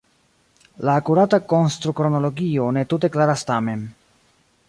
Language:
Esperanto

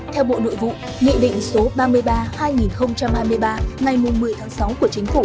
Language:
Vietnamese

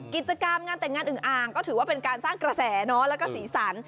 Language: Thai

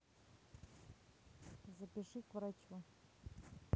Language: Russian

